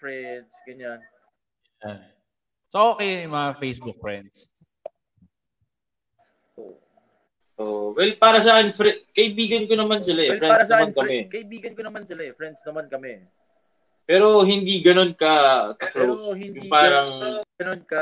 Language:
Filipino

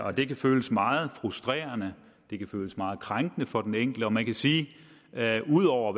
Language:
Danish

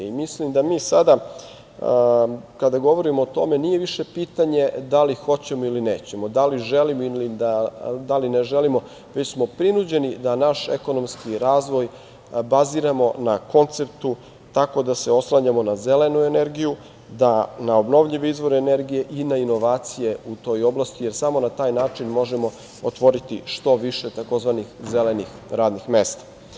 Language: Serbian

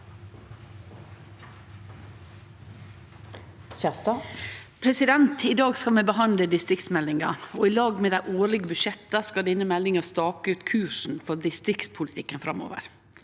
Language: Norwegian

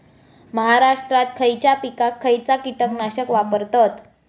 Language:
Marathi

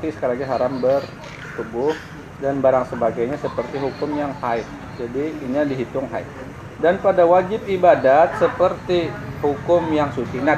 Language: Indonesian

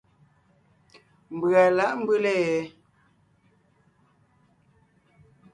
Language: Ngiemboon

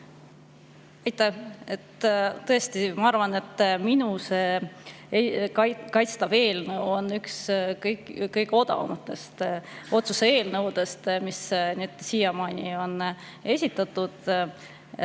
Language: Estonian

